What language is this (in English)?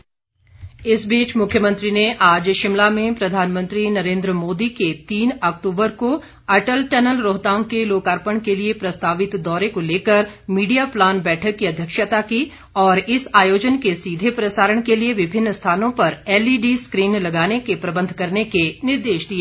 Hindi